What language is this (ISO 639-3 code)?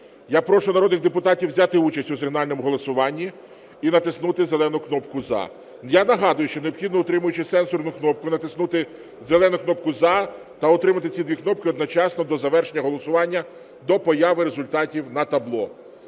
ukr